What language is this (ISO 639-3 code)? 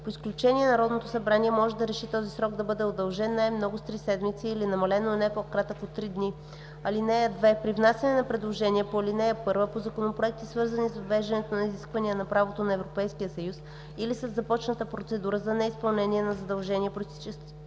bul